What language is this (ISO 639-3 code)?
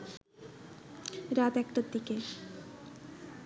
ben